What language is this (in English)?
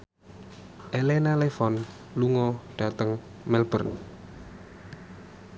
Javanese